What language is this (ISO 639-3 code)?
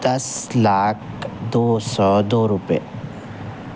urd